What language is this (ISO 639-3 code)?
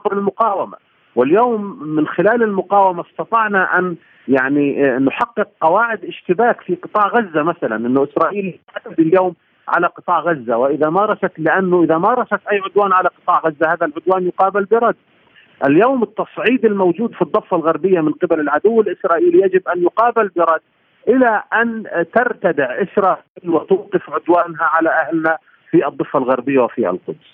ara